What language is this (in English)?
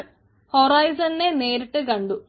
Malayalam